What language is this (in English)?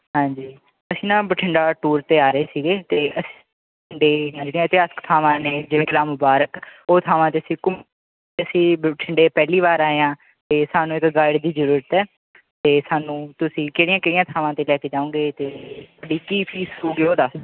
Punjabi